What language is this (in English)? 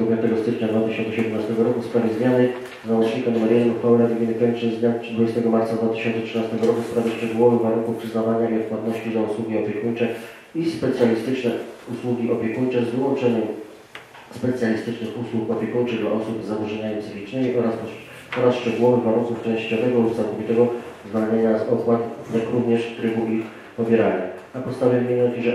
Polish